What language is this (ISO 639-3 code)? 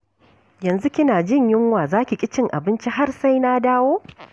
hau